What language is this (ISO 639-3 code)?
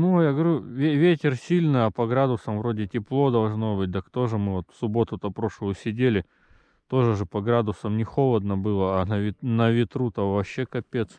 rus